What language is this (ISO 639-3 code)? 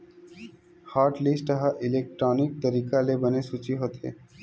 hne